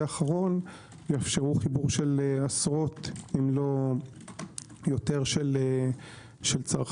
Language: Hebrew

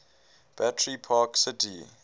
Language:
English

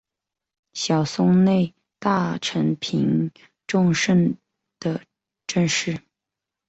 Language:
Chinese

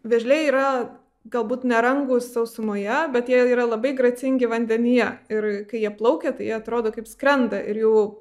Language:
Lithuanian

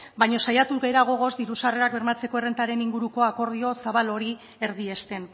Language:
Basque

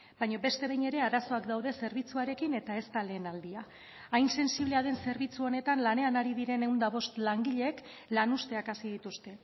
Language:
Basque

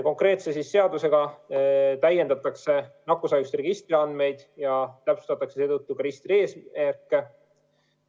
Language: Estonian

